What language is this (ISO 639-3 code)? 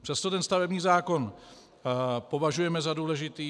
ces